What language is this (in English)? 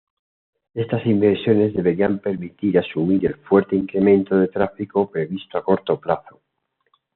Spanish